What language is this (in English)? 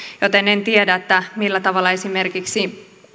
Finnish